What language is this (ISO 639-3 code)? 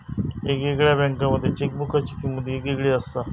mar